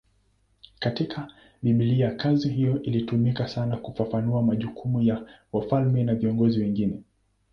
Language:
Swahili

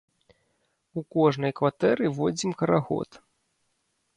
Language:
Belarusian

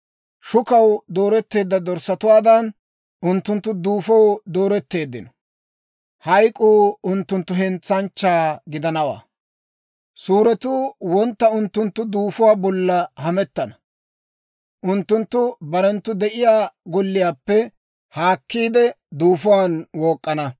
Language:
Dawro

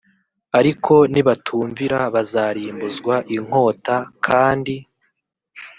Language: Kinyarwanda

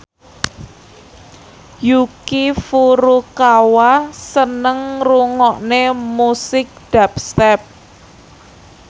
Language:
Javanese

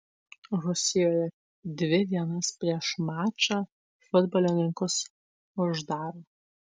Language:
Lithuanian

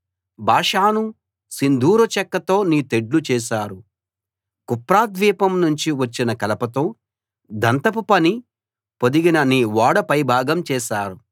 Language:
Telugu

